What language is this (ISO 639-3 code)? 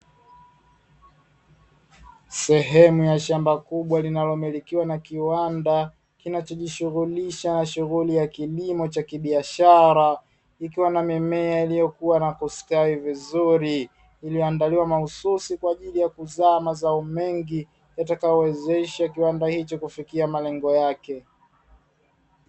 swa